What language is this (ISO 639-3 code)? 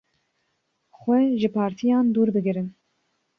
kur